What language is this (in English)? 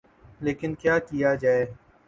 Urdu